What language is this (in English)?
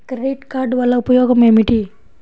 Telugu